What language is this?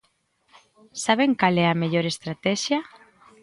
Galician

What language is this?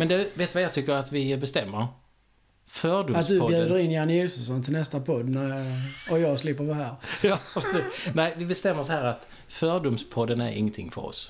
Swedish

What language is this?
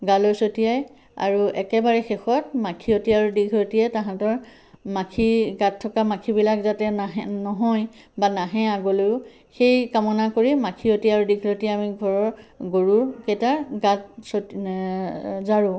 Assamese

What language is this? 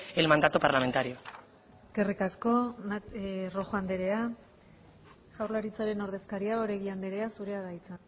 Basque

